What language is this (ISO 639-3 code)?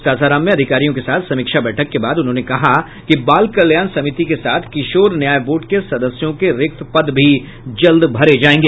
hin